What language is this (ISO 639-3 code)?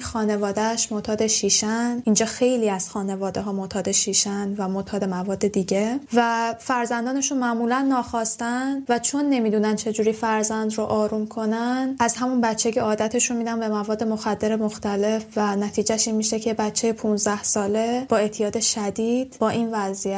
fas